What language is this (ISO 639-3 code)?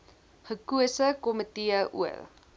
afr